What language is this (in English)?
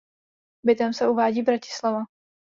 Czech